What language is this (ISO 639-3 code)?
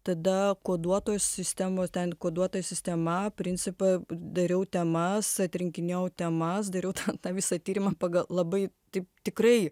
lit